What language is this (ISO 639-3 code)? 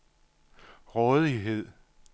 dan